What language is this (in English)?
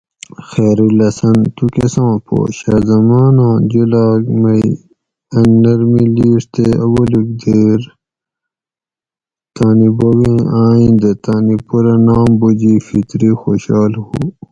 Gawri